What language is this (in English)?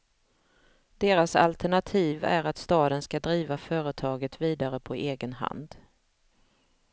Swedish